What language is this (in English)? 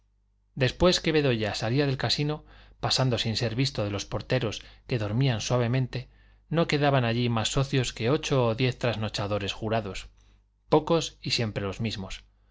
Spanish